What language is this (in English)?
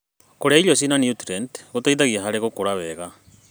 Kikuyu